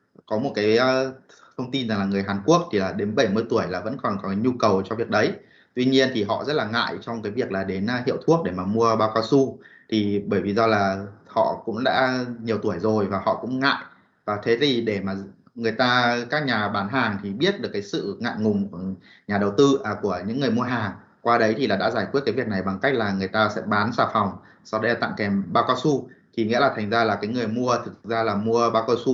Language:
Vietnamese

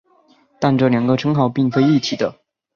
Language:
Chinese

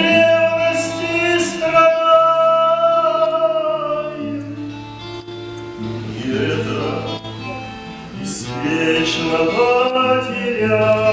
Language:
Ukrainian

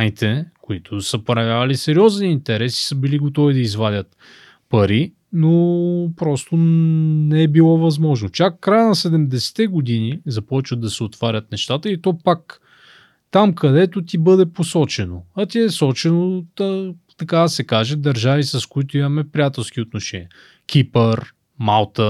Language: Bulgarian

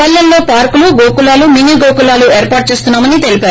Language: Telugu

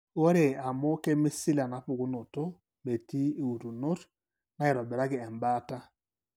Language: Masai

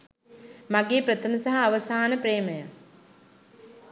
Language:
Sinhala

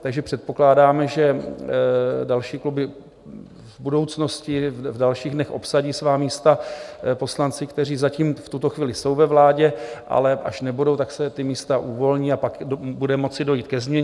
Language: Czech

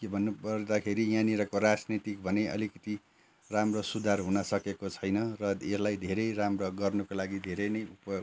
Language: Nepali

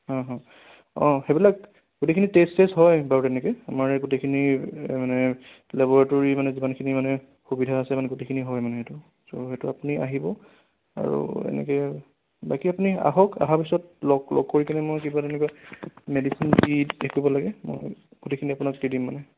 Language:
Assamese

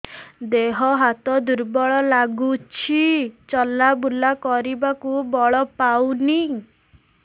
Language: Odia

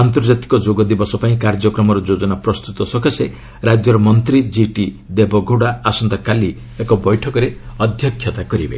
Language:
Odia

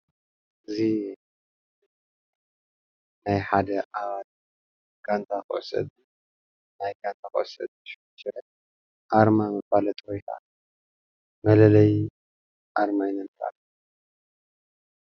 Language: Tigrinya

